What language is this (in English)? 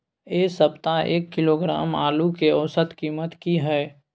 Maithili